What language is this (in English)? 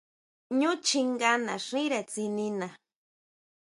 Huautla Mazatec